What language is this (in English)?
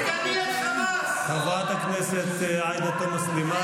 Hebrew